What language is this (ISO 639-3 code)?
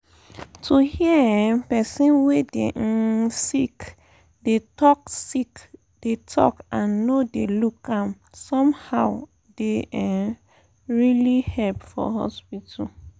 pcm